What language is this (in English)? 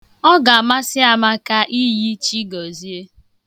Igbo